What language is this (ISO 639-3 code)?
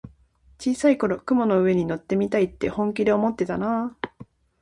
jpn